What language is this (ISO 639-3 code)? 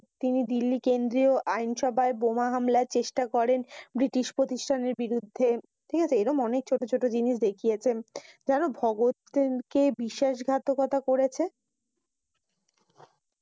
ben